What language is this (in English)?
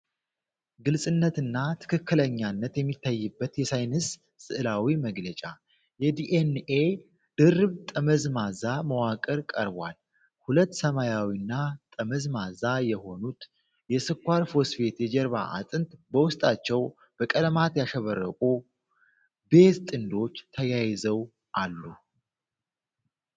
Amharic